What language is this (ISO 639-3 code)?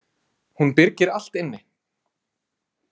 isl